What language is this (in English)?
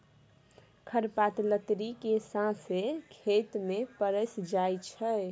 Maithili